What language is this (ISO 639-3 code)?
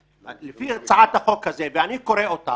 heb